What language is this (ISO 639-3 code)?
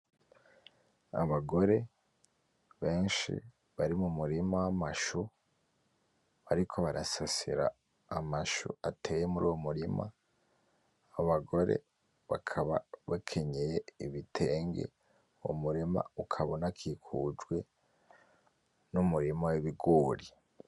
run